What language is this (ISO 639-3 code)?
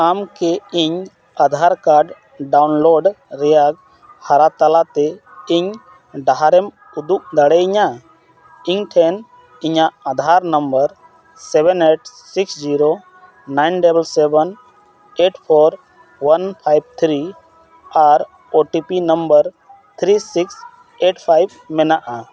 sat